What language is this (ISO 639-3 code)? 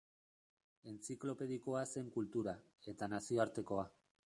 eus